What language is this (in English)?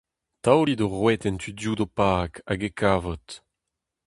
Breton